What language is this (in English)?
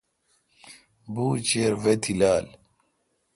Kalkoti